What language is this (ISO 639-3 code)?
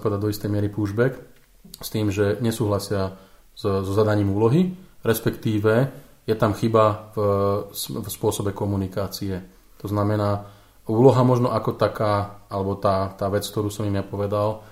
slk